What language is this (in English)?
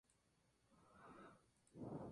Spanish